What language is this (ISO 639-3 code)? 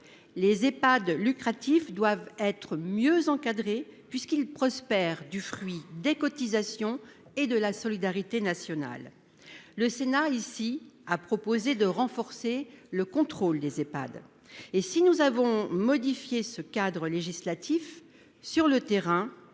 fra